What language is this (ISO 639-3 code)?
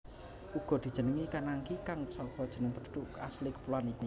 jav